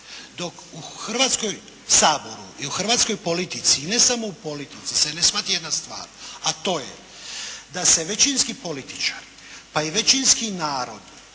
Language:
Croatian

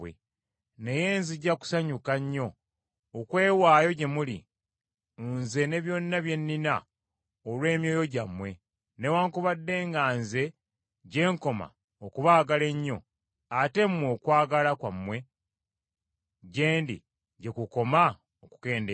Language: Ganda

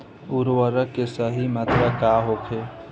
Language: Bhojpuri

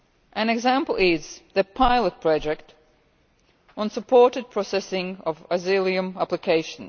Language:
English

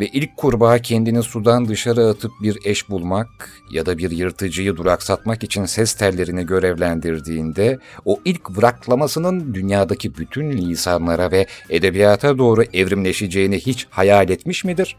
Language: Turkish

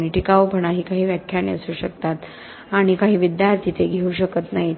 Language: Marathi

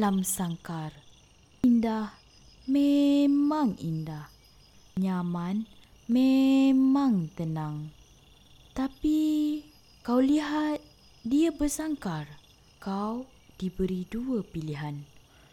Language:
Malay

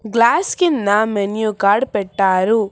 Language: Telugu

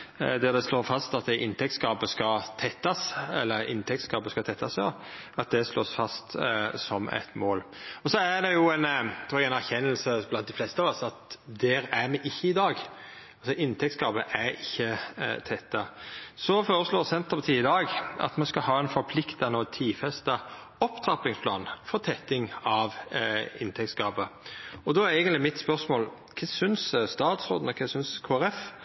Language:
Norwegian Nynorsk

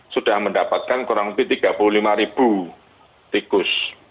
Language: Indonesian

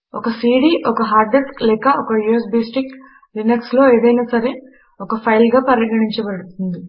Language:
Telugu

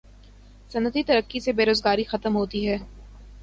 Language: Urdu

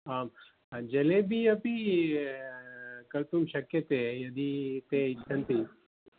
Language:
Sanskrit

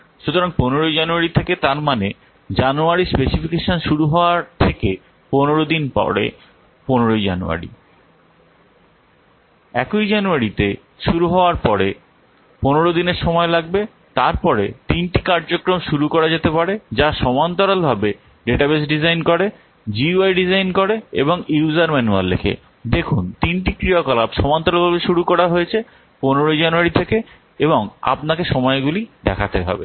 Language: Bangla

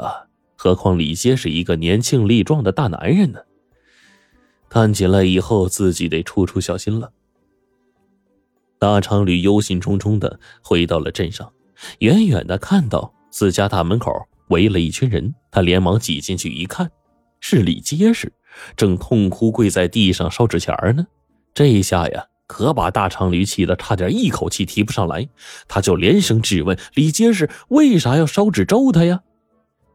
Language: Chinese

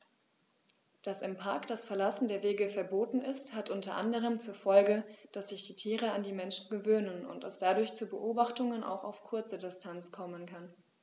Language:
German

